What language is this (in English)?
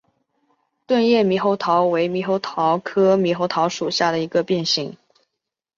Chinese